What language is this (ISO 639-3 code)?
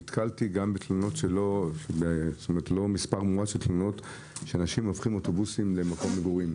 heb